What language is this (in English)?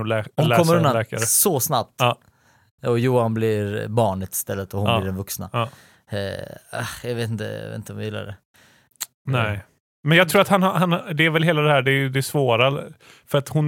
Swedish